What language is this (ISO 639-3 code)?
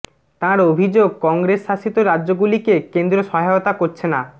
ben